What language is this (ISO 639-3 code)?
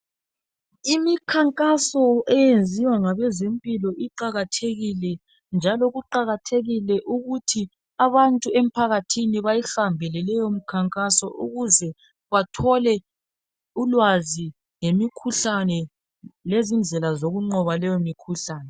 nde